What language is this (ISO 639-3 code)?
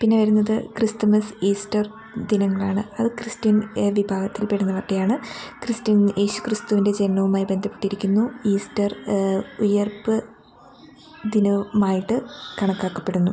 mal